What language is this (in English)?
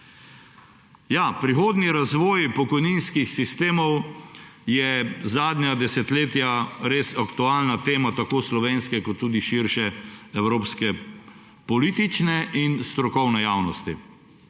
Slovenian